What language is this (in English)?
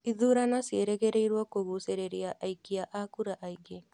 Kikuyu